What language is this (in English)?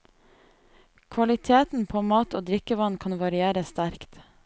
Norwegian